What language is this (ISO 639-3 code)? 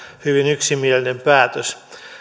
fin